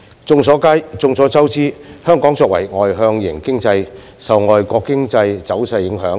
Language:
Cantonese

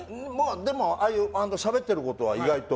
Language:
Japanese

